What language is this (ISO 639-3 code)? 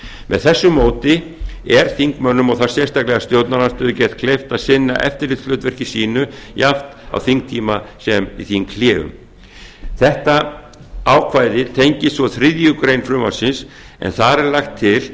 isl